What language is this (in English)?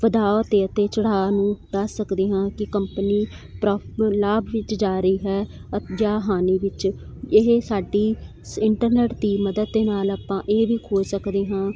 Punjabi